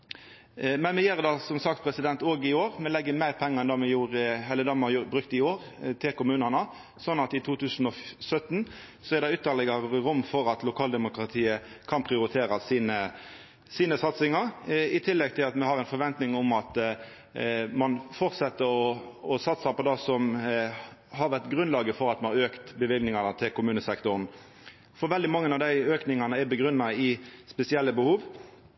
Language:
Norwegian Nynorsk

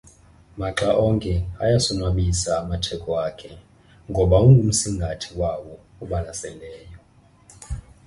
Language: Xhosa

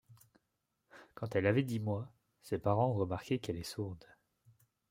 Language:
French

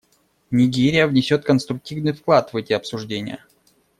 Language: Russian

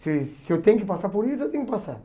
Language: Portuguese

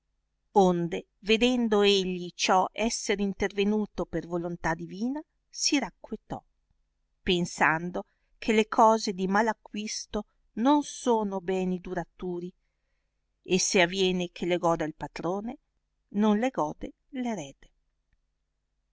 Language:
Italian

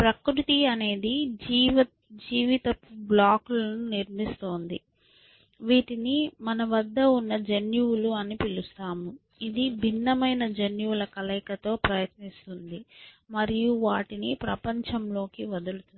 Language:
Telugu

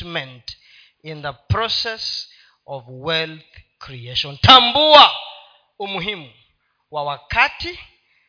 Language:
Swahili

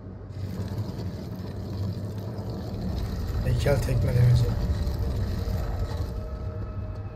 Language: Turkish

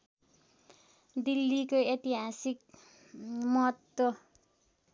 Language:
Nepali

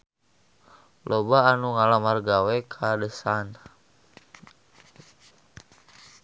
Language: Sundanese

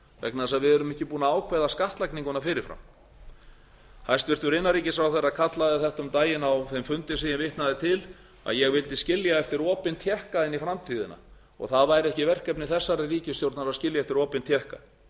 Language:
Icelandic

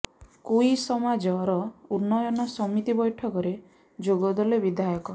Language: Odia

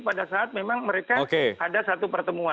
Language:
Indonesian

